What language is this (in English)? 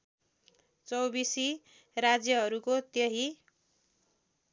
Nepali